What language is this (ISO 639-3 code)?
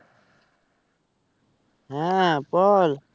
ben